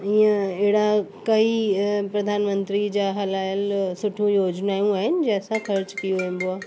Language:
Sindhi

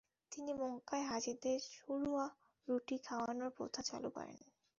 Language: Bangla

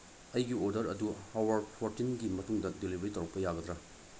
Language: Manipuri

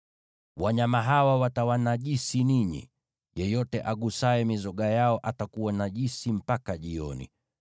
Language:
Swahili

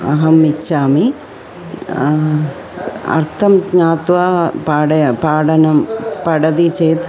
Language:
Sanskrit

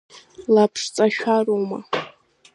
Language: Abkhazian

